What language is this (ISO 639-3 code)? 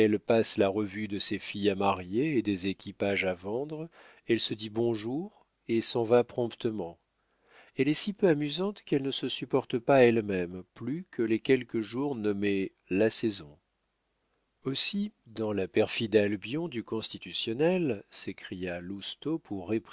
fra